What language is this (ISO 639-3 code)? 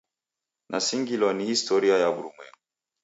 dav